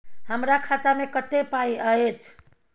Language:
Maithili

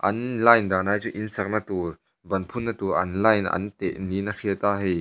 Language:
Mizo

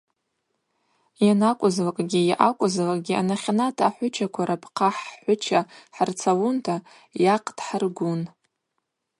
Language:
Abaza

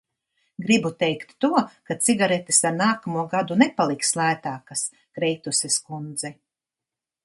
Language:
Latvian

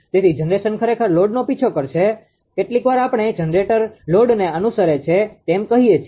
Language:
Gujarati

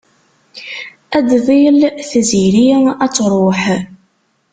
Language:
Kabyle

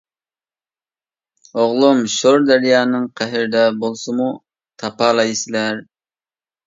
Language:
Uyghur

